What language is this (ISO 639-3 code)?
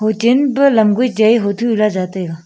nnp